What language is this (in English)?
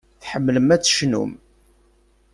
Kabyle